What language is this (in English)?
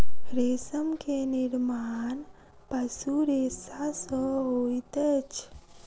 Maithili